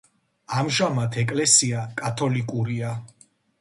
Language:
Georgian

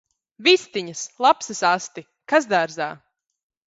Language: Latvian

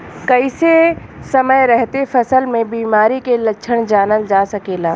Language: Bhojpuri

